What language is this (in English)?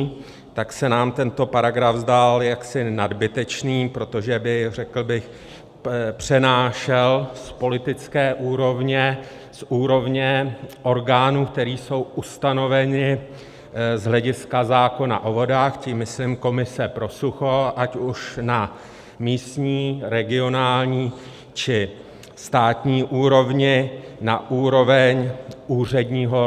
Czech